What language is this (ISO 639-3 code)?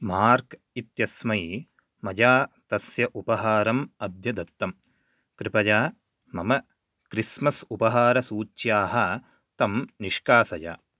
san